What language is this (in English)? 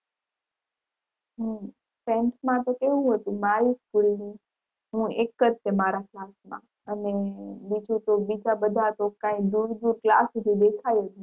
Gujarati